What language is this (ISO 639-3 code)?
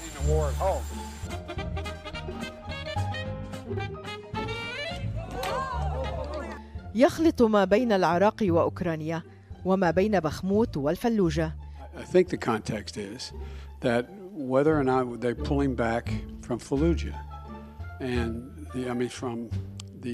ara